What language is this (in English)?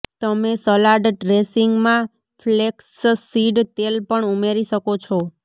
Gujarati